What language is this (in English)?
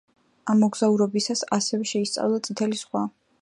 Georgian